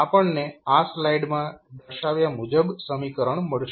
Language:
Gujarati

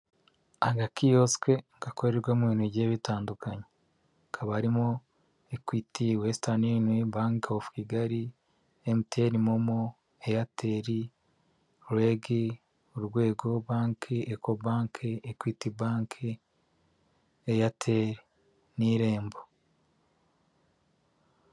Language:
Kinyarwanda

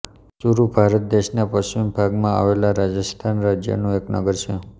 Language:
Gujarati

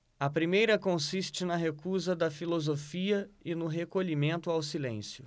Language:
Portuguese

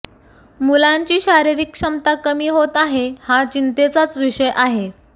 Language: Marathi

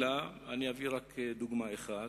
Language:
Hebrew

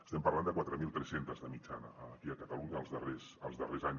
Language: Catalan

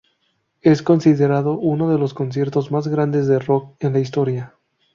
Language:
Spanish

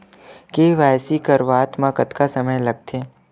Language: Chhattisgarhi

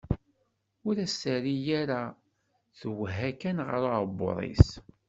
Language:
Kabyle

